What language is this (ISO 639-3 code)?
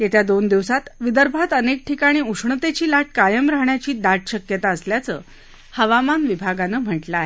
mar